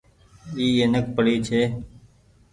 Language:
Goaria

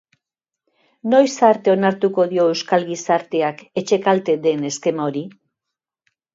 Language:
Basque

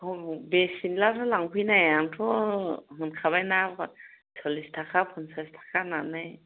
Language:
Bodo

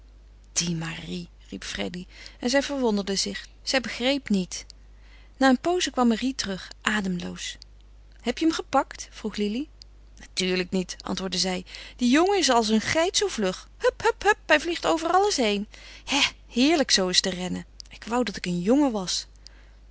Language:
Dutch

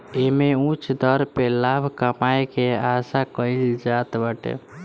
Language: Bhojpuri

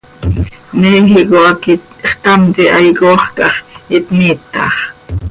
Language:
Seri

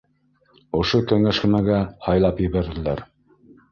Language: Bashkir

